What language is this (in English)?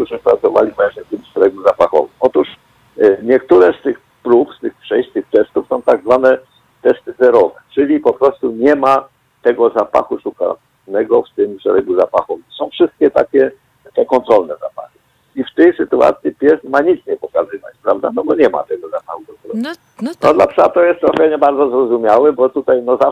Polish